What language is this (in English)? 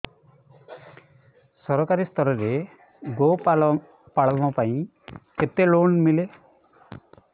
Odia